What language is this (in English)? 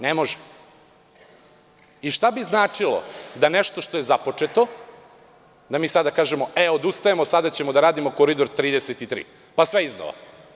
Serbian